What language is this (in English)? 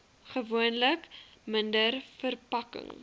Afrikaans